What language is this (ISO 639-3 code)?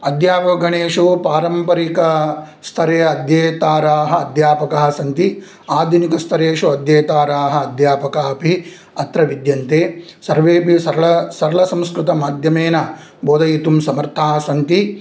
san